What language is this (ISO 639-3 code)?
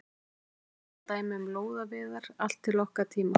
isl